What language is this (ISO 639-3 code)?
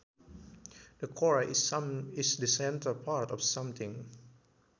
sun